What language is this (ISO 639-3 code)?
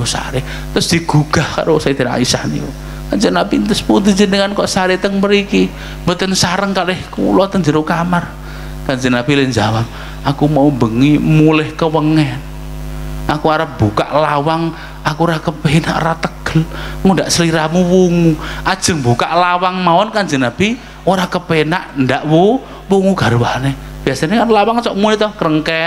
ind